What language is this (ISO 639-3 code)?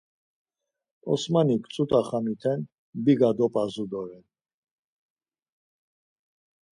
lzz